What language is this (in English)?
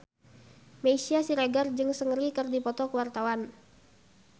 Sundanese